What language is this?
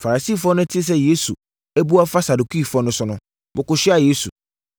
Akan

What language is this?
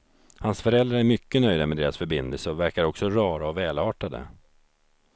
Swedish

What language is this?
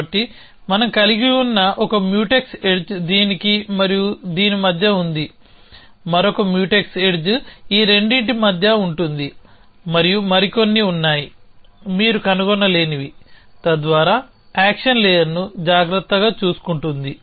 Telugu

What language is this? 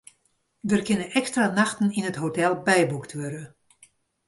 Western Frisian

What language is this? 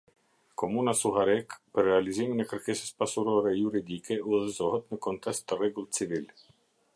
Albanian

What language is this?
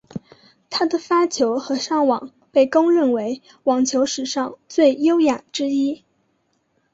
Chinese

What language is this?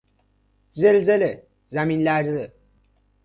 Persian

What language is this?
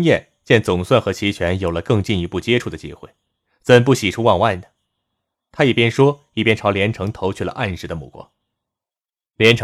Chinese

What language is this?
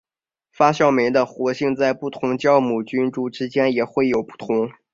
Chinese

